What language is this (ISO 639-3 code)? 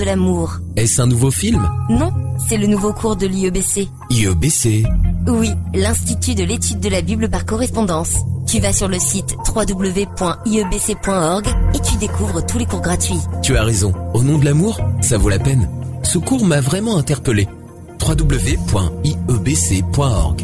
fra